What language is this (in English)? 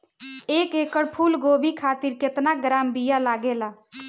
Bhojpuri